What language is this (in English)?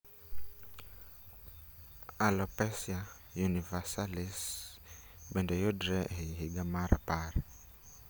Luo (Kenya and Tanzania)